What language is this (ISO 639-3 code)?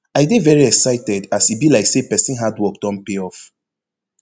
pcm